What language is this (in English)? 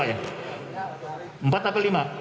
Indonesian